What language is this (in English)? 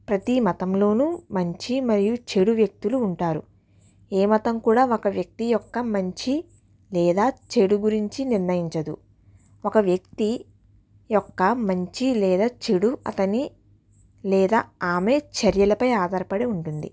Telugu